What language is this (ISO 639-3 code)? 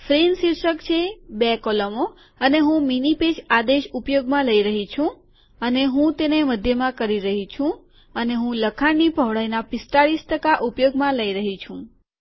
guj